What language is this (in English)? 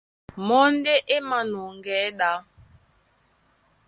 Duala